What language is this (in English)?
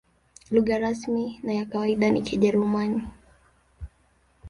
Swahili